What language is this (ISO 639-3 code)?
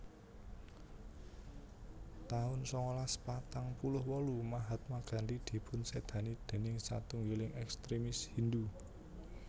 jav